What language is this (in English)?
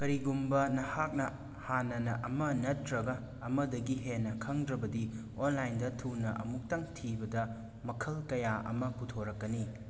Manipuri